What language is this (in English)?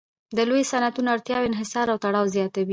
Pashto